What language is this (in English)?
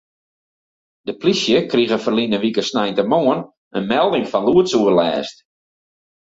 Western Frisian